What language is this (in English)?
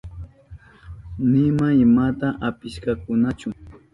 Southern Pastaza Quechua